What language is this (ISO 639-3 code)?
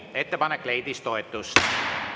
est